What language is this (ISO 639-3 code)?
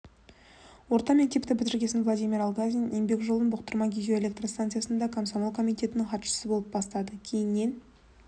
kaz